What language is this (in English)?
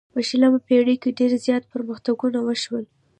Pashto